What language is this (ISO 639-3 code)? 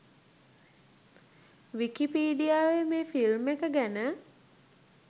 sin